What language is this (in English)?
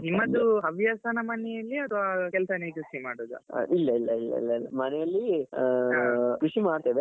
Kannada